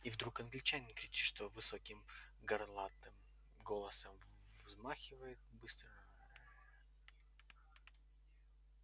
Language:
Russian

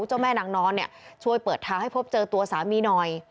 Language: Thai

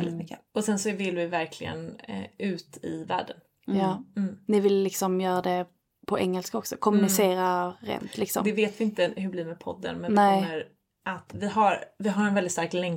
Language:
Swedish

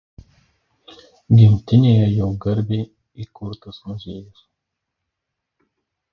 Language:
Lithuanian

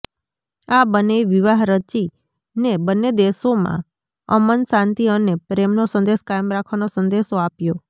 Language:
Gujarati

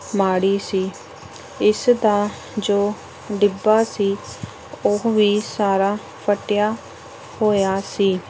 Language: Punjabi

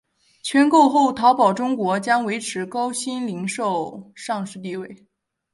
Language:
Chinese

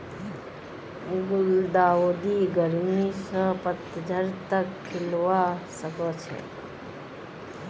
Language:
Magahi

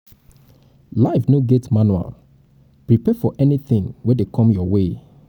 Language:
Nigerian Pidgin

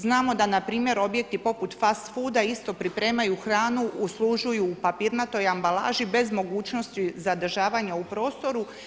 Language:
Croatian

